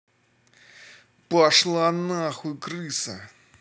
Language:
Russian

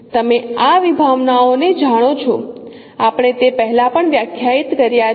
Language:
Gujarati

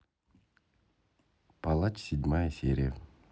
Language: Russian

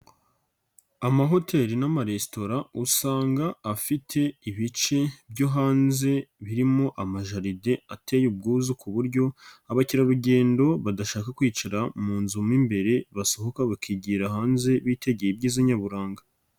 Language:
Kinyarwanda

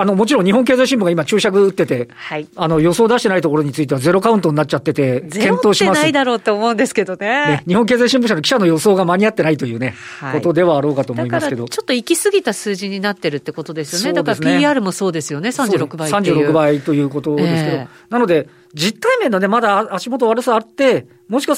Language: Japanese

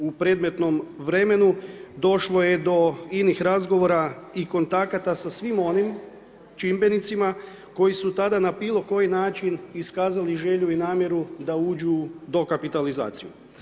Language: Croatian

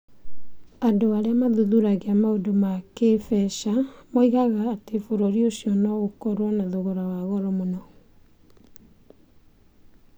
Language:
Kikuyu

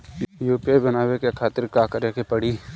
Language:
Bhojpuri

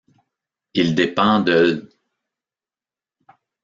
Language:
French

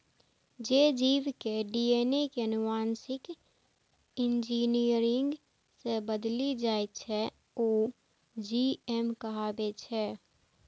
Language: Maithili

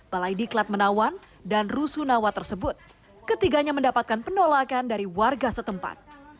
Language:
Indonesian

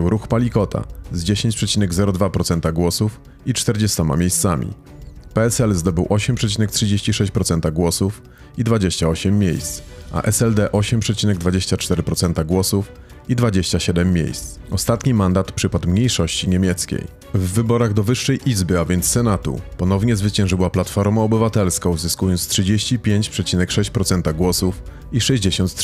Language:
Polish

